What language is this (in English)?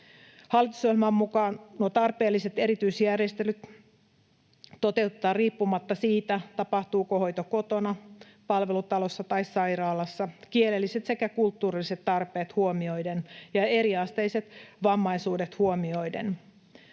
Finnish